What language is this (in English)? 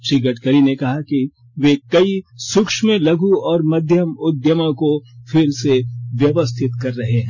Hindi